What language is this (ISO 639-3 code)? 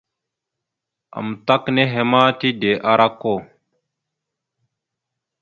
mxu